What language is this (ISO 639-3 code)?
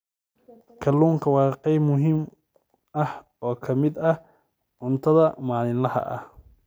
som